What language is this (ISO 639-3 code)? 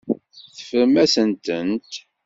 kab